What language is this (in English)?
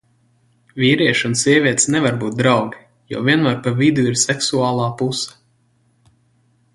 Latvian